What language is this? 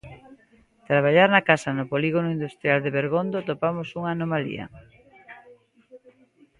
Galician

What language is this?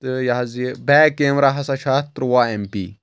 Kashmiri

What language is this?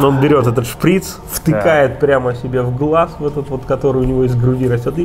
Russian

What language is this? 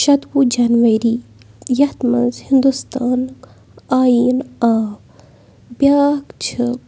Kashmiri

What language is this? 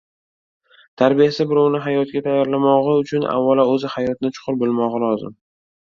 Uzbek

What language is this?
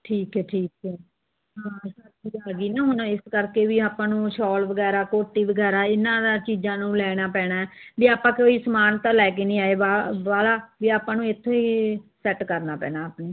Punjabi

